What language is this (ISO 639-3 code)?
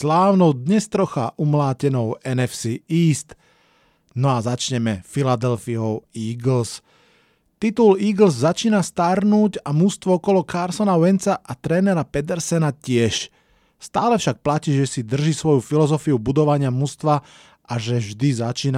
slk